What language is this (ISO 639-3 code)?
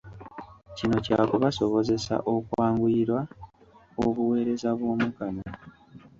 lug